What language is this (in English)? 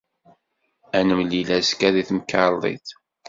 Kabyle